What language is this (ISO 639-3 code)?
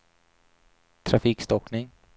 swe